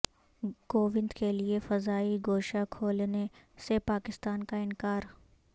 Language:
Urdu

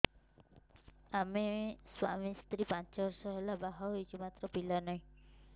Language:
Odia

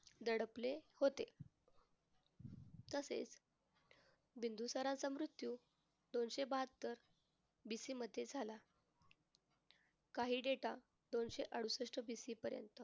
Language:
Marathi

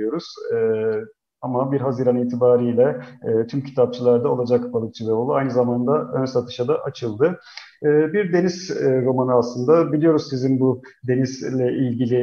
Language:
Turkish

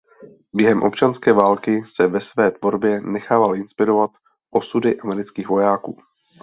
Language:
Czech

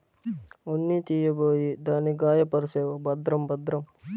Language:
Telugu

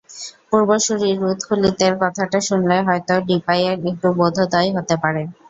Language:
Bangla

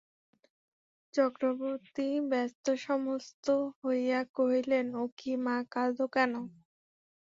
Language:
Bangla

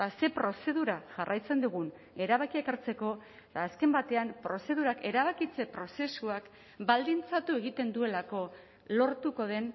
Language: Basque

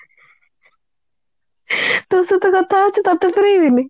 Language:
Odia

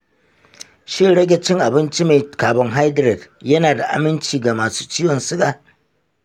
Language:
Hausa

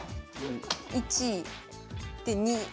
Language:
Japanese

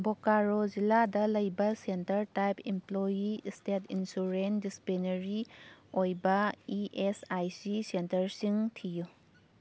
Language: Manipuri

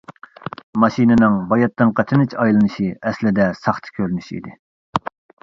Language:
Uyghur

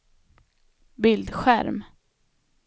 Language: Swedish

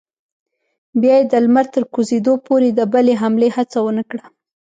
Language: Pashto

